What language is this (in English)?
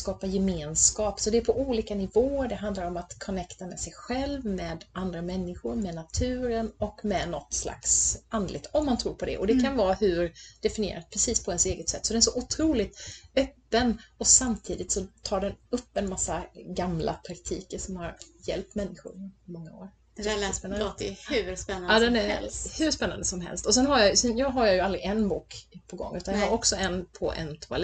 Swedish